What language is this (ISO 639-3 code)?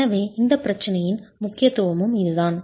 tam